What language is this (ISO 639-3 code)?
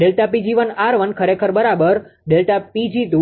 guj